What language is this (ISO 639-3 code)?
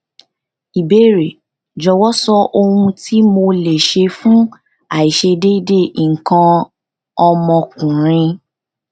yor